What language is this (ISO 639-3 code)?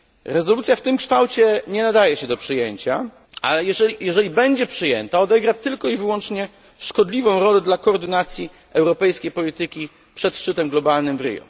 pol